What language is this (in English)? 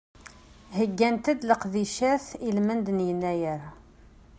Kabyle